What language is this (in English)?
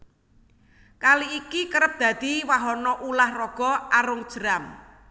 Javanese